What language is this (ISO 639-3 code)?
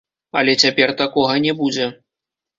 bel